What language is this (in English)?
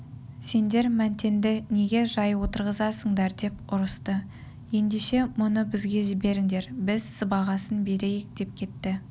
Kazakh